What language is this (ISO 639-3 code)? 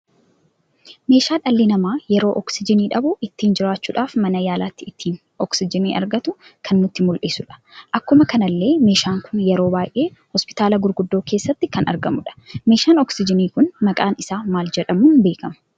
orm